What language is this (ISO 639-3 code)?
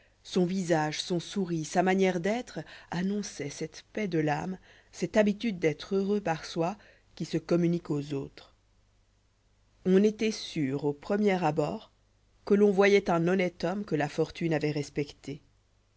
fra